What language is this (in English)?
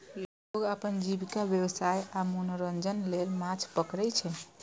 Maithili